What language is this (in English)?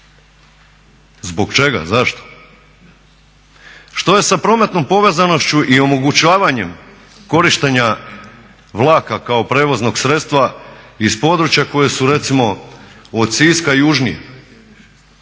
Croatian